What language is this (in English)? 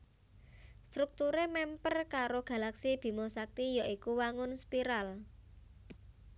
Javanese